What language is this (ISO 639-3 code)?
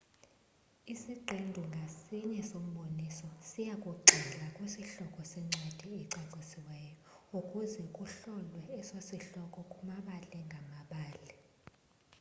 xho